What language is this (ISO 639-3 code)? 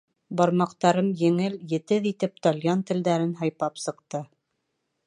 bak